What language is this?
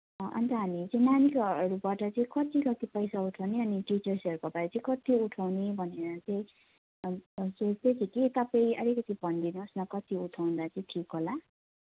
Nepali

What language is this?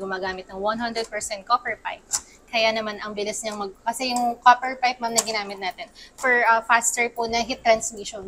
Filipino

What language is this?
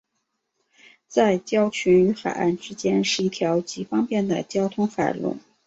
Chinese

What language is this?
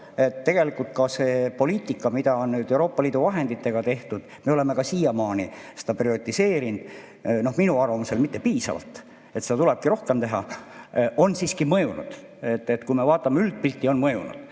Estonian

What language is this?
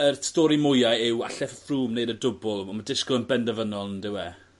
Welsh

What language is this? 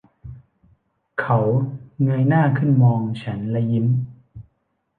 Thai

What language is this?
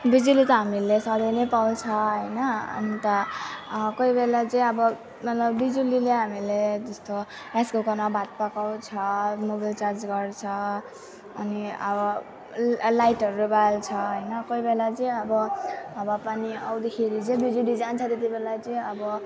Nepali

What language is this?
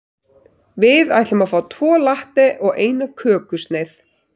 Icelandic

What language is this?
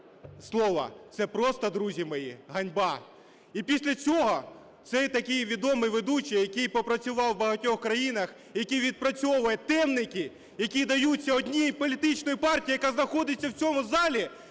Ukrainian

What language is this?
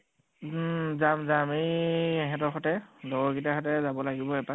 Assamese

